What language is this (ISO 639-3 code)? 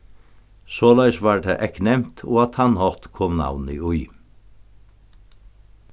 fao